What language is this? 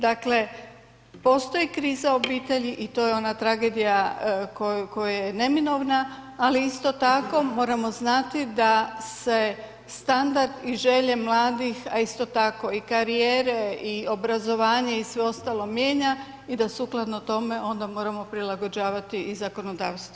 Croatian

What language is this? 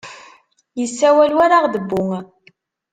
Kabyle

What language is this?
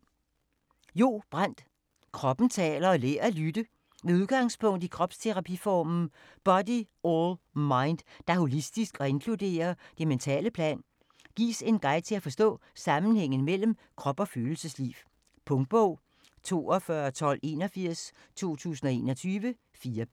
Danish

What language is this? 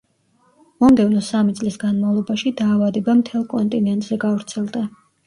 Georgian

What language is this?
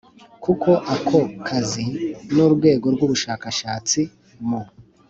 Kinyarwanda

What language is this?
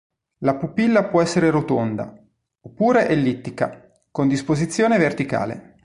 Italian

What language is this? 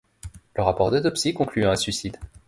French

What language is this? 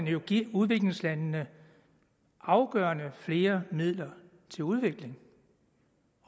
Danish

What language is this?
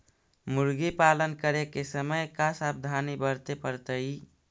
Magahi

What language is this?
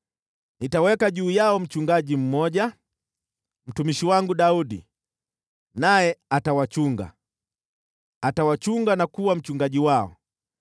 Swahili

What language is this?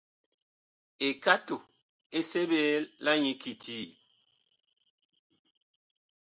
Bakoko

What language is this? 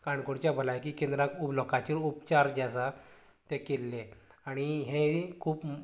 Konkani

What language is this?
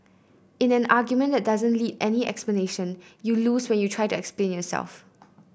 English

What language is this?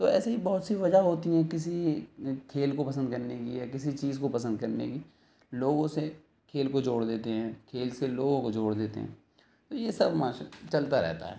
Urdu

